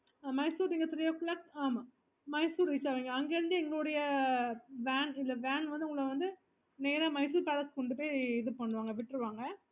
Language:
Tamil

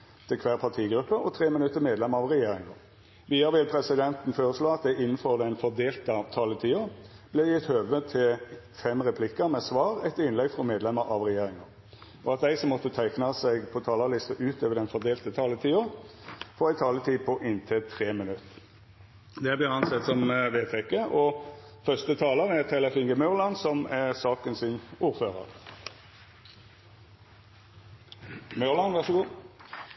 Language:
Norwegian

